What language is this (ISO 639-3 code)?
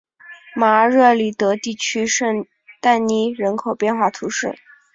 zho